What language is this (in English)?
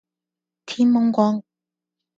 Cantonese